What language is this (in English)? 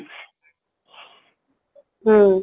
Odia